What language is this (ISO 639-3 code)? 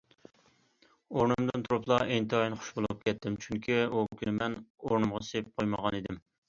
uig